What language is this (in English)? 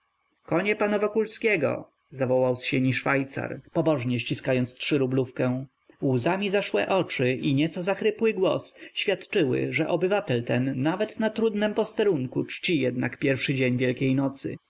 Polish